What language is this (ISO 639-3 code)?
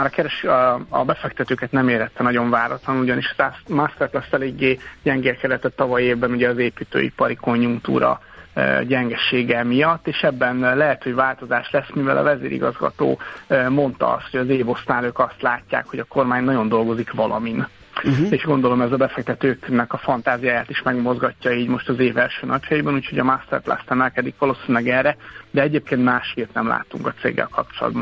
hun